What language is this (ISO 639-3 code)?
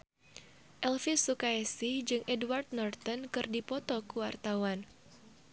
sun